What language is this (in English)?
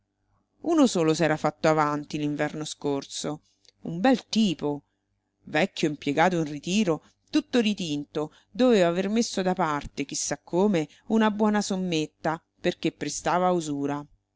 Italian